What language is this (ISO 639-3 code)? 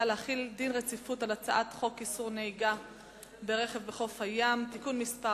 heb